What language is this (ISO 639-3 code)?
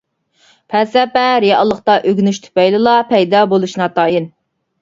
uig